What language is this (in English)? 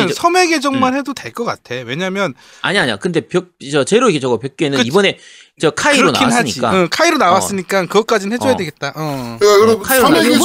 Korean